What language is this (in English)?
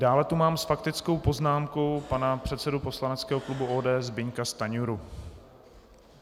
Czech